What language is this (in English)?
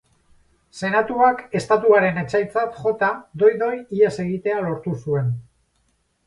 Basque